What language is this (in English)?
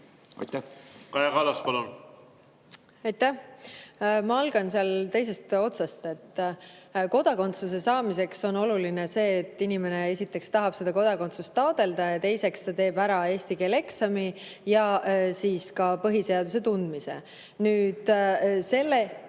Estonian